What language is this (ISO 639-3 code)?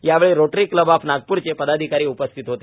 mar